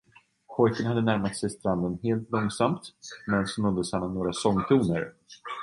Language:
Swedish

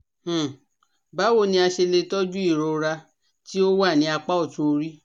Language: Yoruba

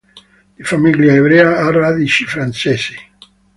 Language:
Italian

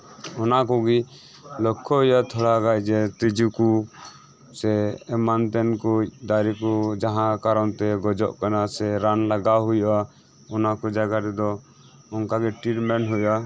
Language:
Santali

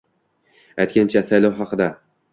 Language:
Uzbek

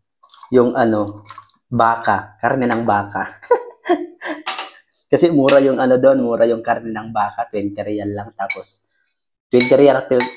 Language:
Filipino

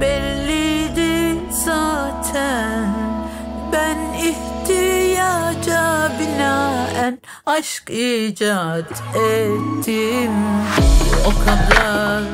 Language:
Turkish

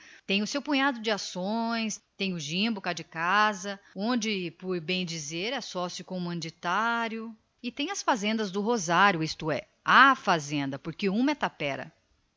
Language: Portuguese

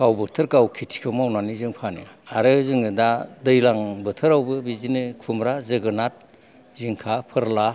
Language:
Bodo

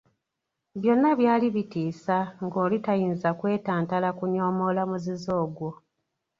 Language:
Ganda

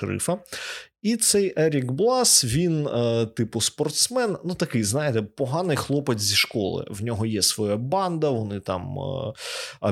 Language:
Ukrainian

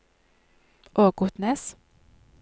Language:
Norwegian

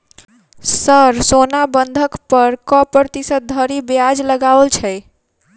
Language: Maithili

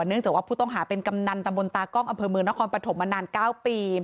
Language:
Thai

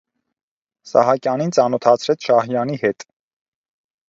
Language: Armenian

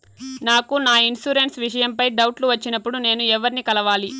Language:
Telugu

